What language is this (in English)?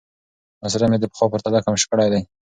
Pashto